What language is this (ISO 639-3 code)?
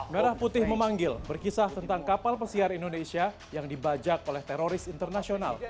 ind